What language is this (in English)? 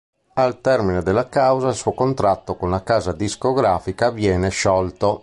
Italian